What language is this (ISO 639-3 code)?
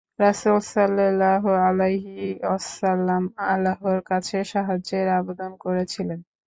ben